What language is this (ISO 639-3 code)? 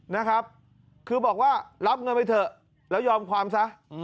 tha